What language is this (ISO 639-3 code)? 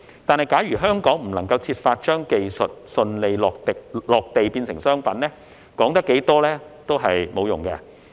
yue